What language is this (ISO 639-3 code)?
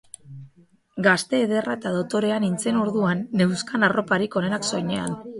eus